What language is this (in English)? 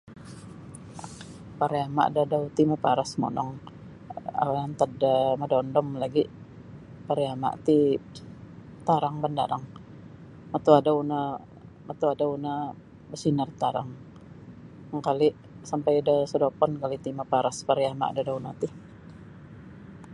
Sabah Bisaya